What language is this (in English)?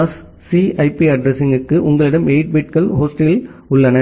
Tamil